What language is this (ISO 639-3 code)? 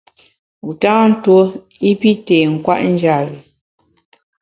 bax